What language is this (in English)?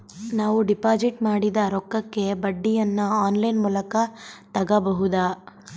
Kannada